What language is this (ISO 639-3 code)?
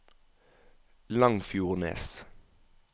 nor